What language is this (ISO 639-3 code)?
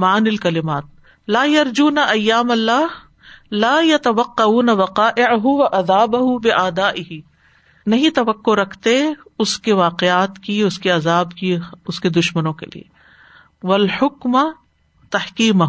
urd